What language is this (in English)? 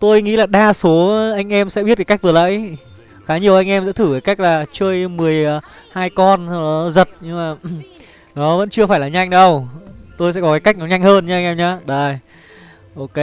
Vietnamese